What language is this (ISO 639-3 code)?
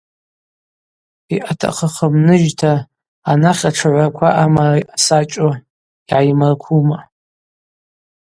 abq